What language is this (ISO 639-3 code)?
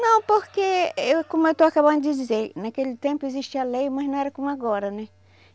por